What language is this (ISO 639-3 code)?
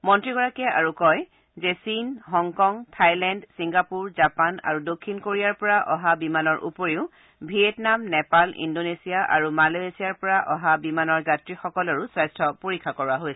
asm